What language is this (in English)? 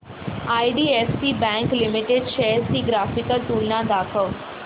Marathi